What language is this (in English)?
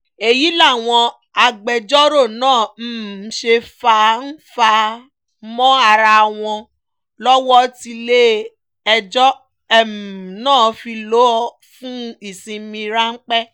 Yoruba